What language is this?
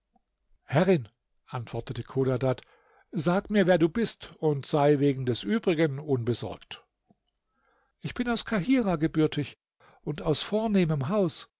German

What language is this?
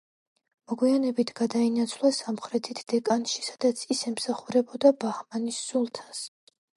Georgian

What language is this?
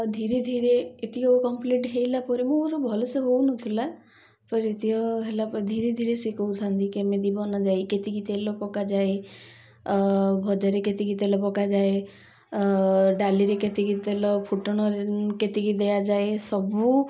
Odia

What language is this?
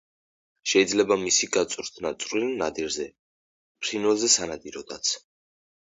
Georgian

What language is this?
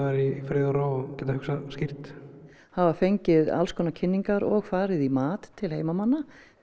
Icelandic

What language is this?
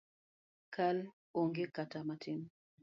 Luo (Kenya and Tanzania)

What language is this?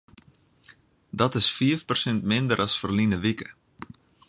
Western Frisian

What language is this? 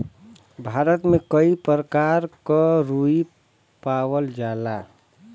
Bhojpuri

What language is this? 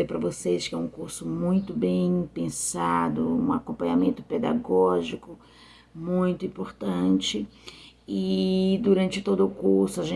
Portuguese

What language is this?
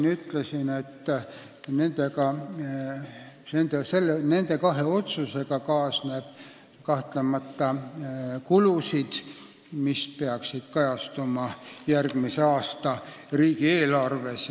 Estonian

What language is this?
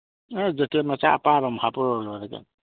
Manipuri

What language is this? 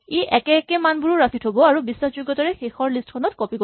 Assamese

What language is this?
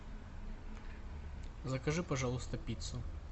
Russian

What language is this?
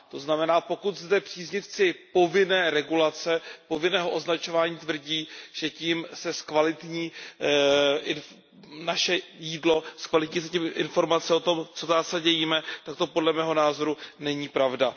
Czech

